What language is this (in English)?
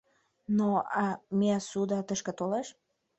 Mari